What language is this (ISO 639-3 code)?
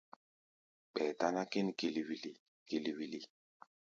gba